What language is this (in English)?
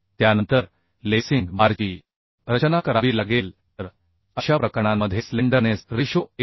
Marathi